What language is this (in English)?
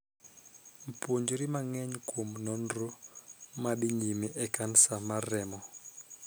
Luo (Kenya and Tanzania)